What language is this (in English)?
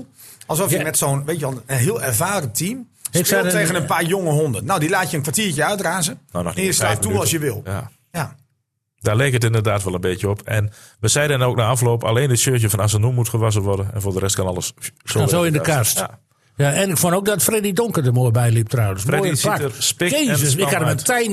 Dutch